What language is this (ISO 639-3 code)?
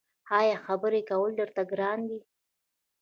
pus